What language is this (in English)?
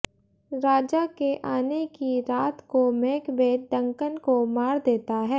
Hindi